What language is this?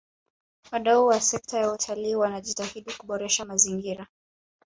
Swahili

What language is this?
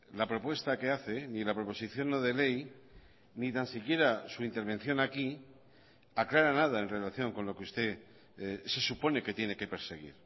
Spanish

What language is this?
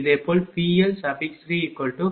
Tamil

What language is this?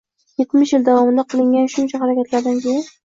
Uzbek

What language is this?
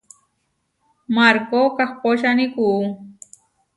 Huarijio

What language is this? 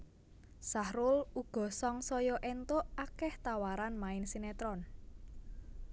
Javanese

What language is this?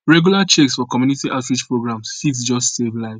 Nigerian Pidgin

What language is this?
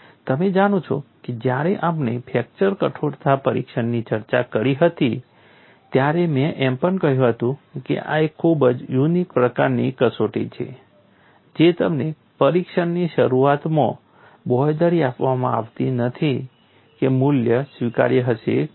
Gujarati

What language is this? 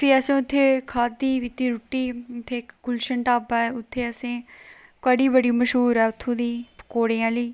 Dogri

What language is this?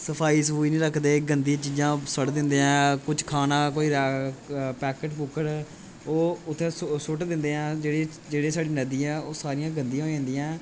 Dogri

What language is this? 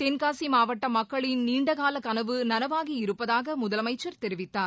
Tamil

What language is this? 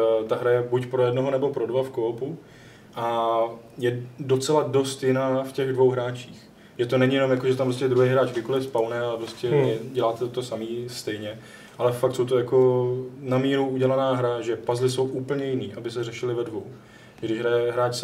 Czech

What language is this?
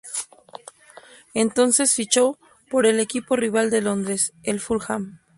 Spanish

